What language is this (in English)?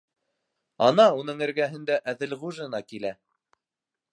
Bashkir